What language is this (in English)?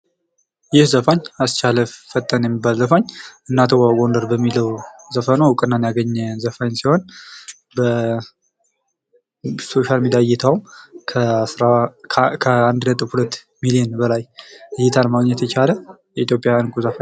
Amharic